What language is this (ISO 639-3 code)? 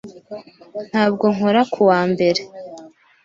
kin